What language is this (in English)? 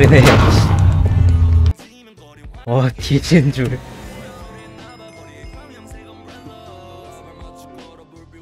Korean